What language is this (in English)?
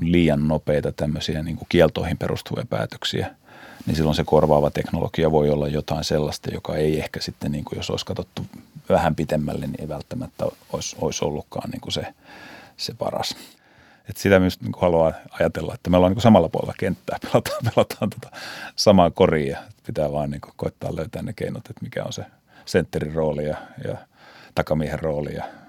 Finnish